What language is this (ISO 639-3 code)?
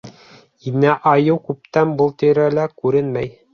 bak